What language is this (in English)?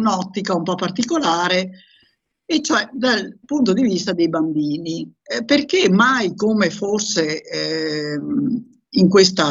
Italian